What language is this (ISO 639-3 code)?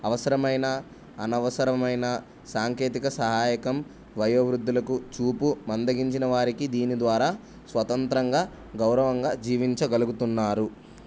tel